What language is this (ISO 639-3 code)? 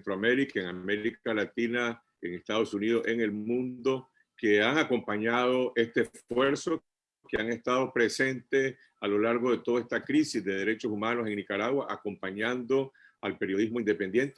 spa